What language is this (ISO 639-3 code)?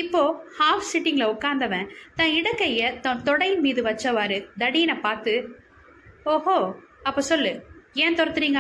tam